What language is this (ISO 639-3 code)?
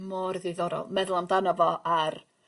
cym